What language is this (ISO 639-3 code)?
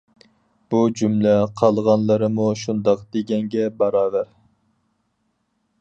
uig